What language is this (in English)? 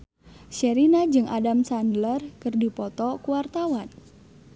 Sundanese